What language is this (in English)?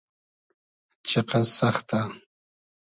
Hazaragi